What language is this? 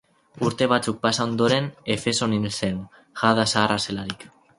Basque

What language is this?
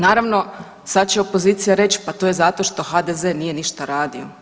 Croatian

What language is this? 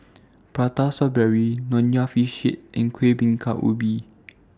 English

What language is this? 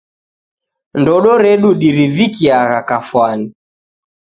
Taita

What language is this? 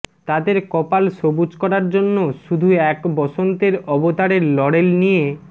Bangla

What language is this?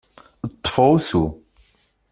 Kabyle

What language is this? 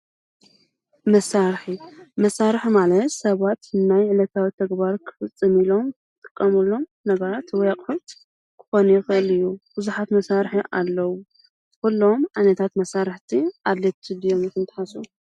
Tigrinya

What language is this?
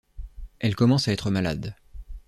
French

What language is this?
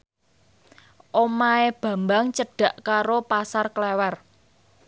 Javanese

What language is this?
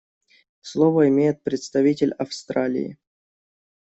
Russian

